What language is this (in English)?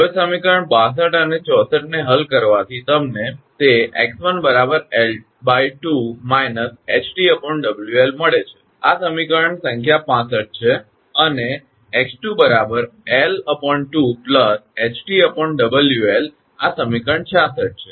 Gujarati